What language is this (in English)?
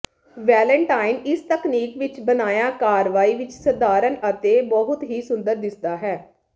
Punjabi